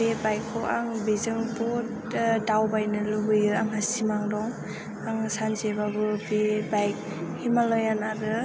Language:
Bodo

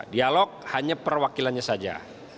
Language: Indonesian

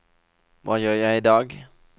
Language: Norwegian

